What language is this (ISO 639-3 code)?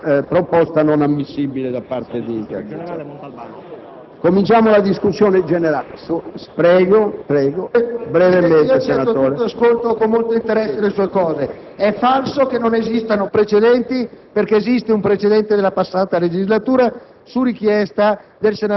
ita